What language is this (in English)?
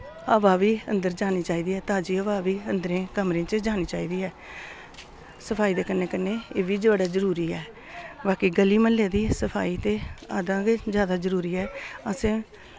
Dogri